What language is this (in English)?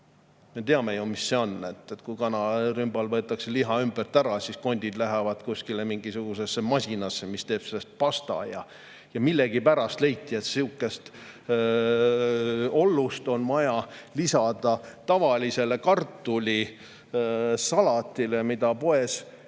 Estonian